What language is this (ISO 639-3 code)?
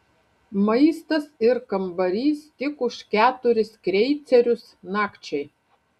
lit